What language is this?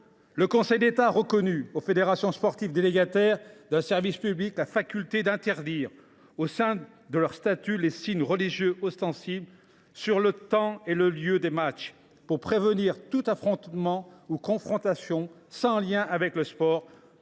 French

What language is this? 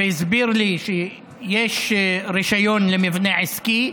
Hebrew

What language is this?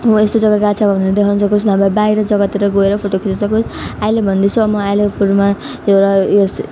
Nepali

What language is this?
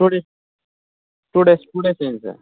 Telugu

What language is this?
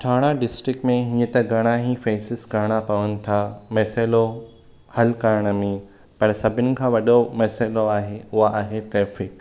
Sindhi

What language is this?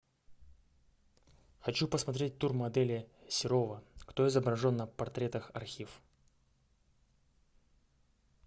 Russian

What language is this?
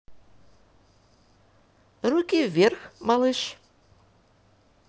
Russian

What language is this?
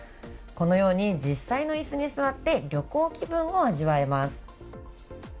Japanese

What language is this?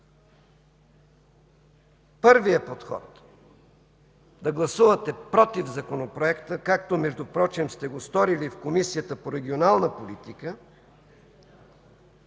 Bulgarian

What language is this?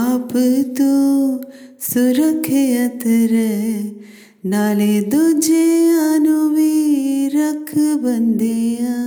Punjabi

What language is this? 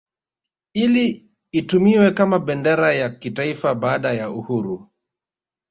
Swahili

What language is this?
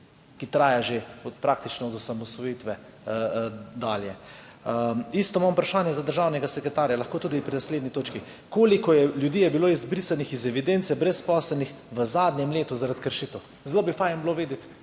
Slovenian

